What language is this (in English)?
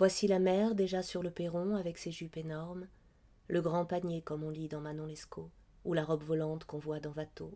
French